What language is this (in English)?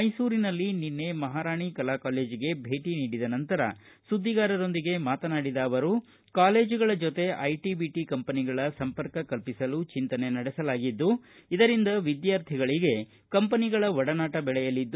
Kannada